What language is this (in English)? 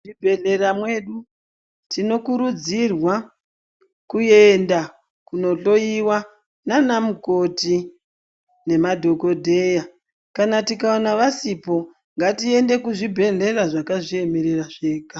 Ndau